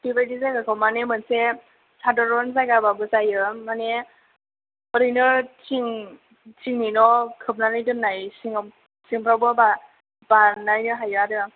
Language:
Bodo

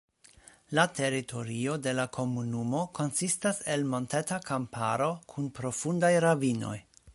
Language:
Esperanto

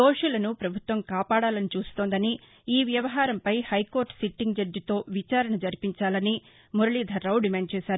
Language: Telugu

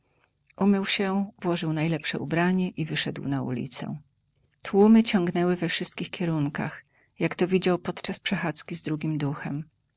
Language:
Polish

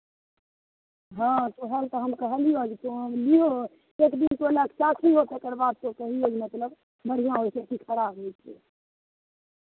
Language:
Maithili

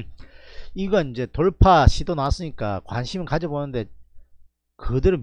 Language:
Korean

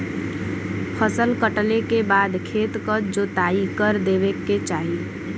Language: Bhojpuri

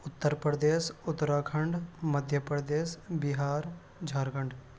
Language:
Urdu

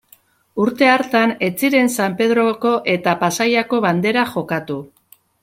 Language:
Basque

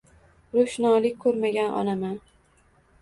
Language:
Uzbek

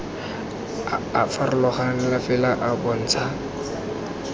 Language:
Tswana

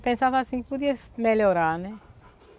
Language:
Portuguese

